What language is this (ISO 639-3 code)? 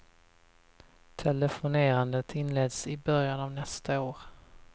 swe